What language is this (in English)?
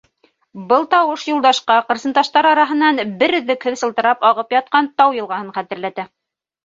Bashkir